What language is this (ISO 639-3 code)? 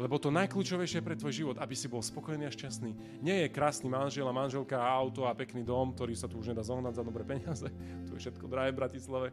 slk